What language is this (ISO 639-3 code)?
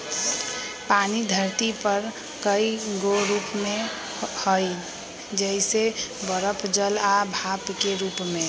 mag